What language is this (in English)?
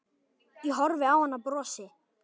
Icelandic